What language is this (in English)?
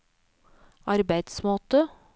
Norwegian